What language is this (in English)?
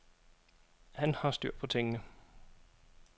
Danish